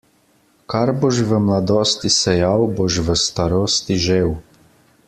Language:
Slovenian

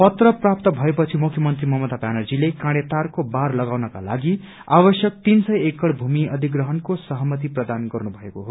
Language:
Nepali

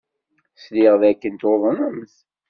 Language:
Kabyle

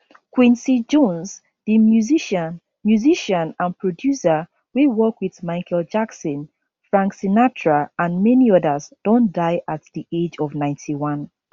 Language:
Nigerian Pidgin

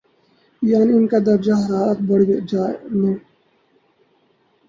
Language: Urdu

